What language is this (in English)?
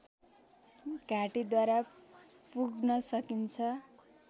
Nepali